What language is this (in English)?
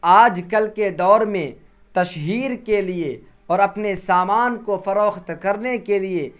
Urdu